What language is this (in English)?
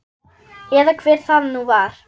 Icelandic